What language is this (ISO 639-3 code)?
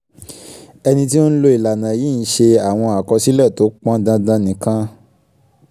yor